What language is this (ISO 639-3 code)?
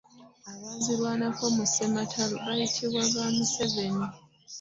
lug